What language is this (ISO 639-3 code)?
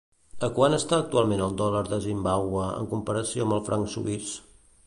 cat